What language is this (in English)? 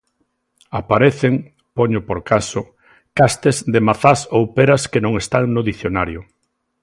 Galician